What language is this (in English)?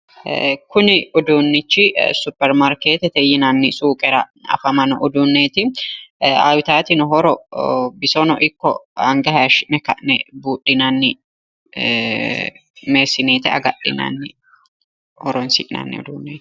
Sidamo